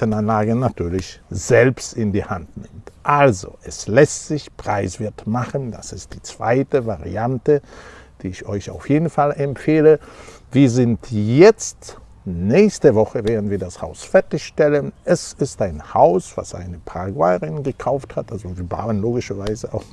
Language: German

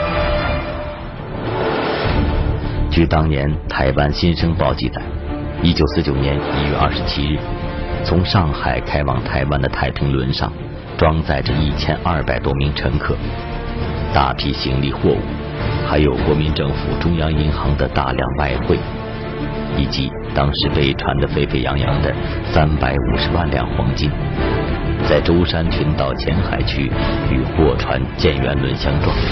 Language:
Chinese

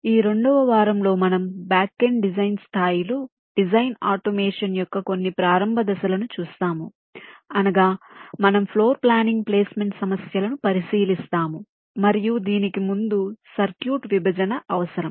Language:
Telugu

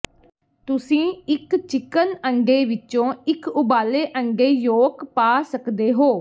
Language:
Punjabi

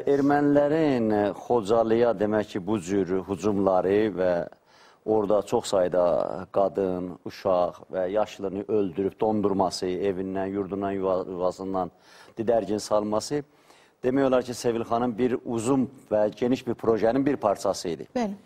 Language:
Turkish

